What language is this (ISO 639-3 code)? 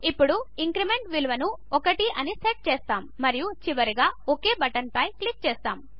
tel